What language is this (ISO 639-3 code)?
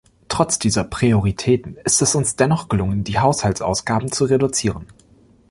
deu